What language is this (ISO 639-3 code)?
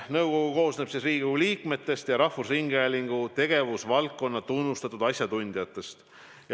est